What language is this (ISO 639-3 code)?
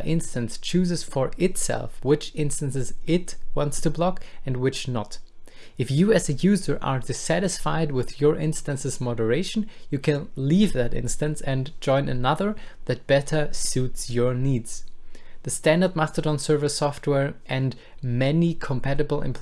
eng